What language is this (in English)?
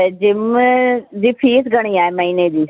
Sindhi